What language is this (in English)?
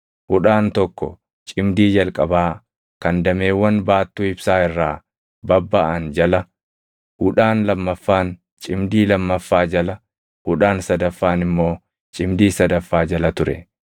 Oromo